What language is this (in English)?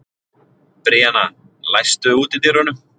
Icelandic